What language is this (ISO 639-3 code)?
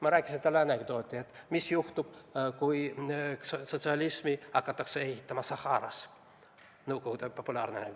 est